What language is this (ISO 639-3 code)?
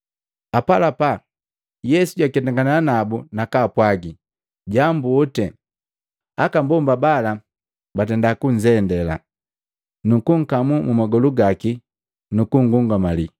mgv